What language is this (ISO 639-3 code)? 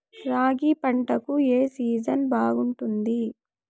tel